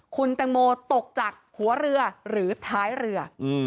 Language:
Thai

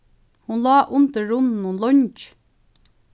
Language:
Faroese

